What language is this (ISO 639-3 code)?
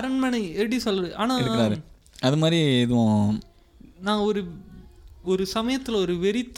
tam